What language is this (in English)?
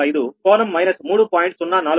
Telugu